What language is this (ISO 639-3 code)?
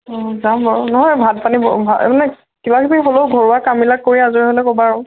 asm